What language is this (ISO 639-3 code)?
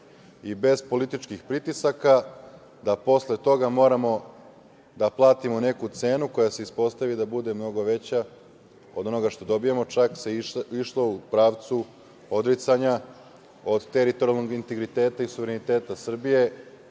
srp